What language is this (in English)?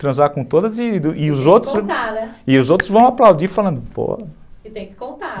Portuguese